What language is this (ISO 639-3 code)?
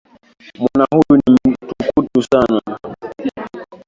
swa